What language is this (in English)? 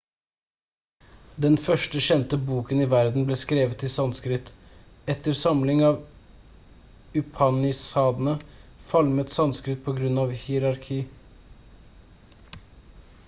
Norwegian Bokmål